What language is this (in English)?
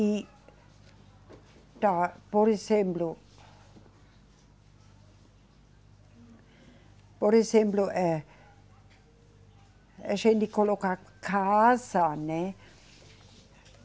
Portuguese